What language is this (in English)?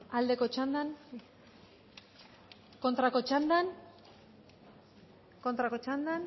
Basque